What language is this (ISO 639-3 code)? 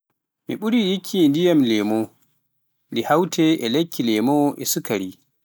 fuf